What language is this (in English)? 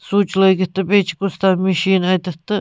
Kashmiri